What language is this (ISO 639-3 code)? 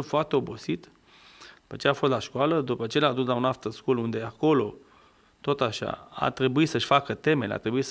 ron